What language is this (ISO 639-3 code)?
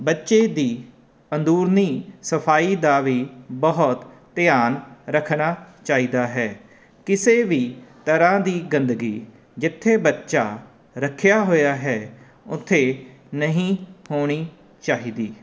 pan